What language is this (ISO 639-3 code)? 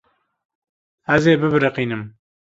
kur